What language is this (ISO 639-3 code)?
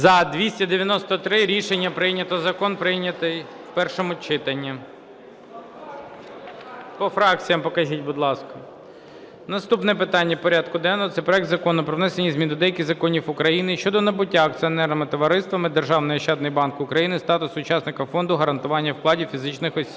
ukr